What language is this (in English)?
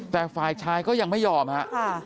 Thai